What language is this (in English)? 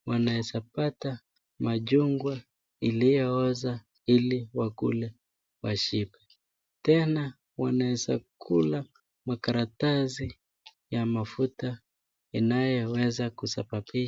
Swahili